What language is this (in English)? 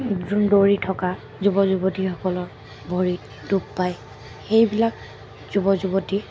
Assamese